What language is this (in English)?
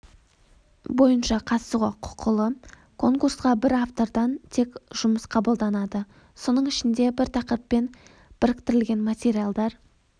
Kazakh